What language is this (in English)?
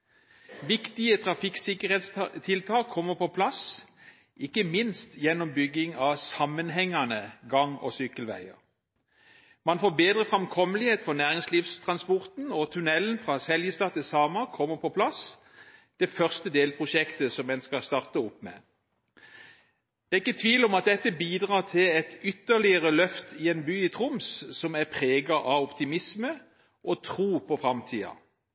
Norwegian Bokmål